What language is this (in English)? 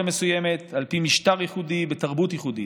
Hebrew